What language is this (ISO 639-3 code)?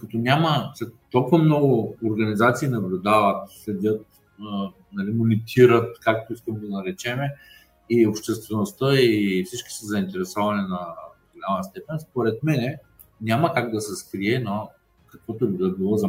bul